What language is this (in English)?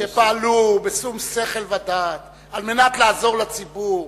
Hebrew